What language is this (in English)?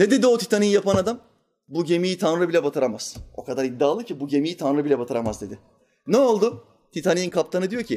Turkish